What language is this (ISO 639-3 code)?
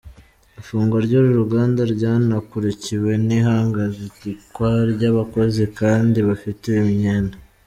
kin